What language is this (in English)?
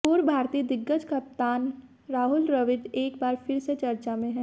Hindi